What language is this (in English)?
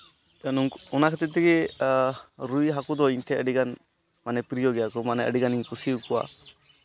Santali